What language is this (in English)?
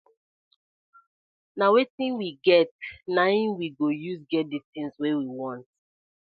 Nigerian Pidgin